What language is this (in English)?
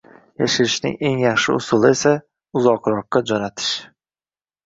Uzbek